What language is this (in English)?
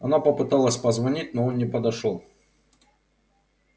Russian